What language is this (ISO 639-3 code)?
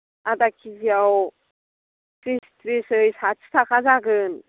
brx